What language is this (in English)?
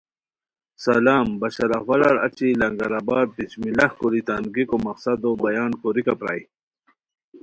Khowar